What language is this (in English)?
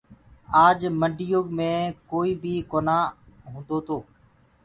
Gurgula